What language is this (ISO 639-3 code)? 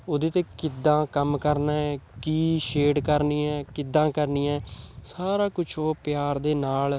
pan